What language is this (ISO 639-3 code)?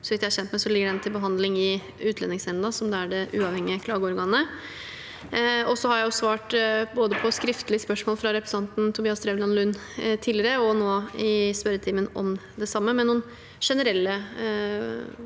nor